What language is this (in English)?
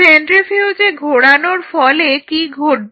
Bangla